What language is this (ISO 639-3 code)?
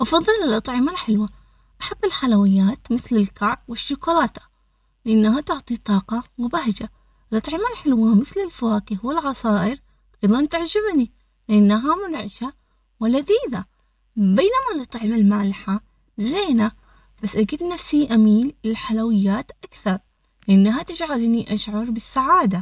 acx